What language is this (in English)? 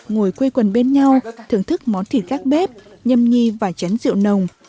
Vietnamese